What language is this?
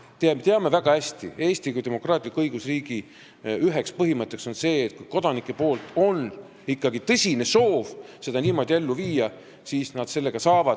Estonian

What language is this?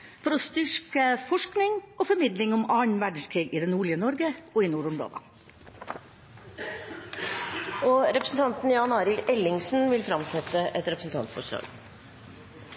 Norwegian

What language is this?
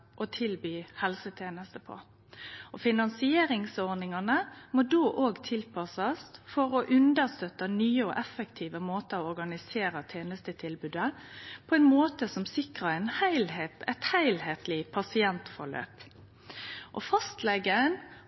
Norwegian Nynorsk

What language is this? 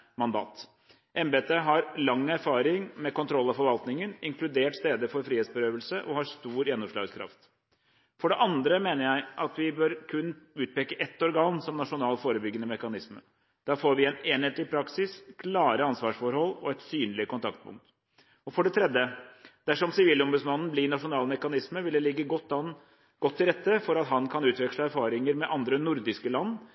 Norwegian Bokmål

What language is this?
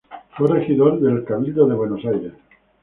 Spanish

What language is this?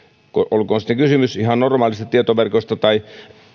Finnish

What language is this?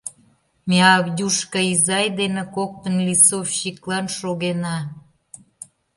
Mari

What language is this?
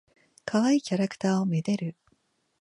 Japanese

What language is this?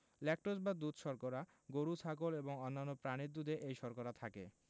Bangla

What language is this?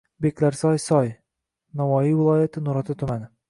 Uzbek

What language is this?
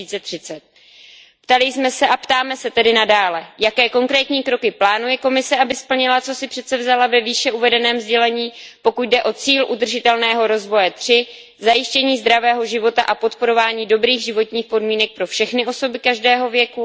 Czech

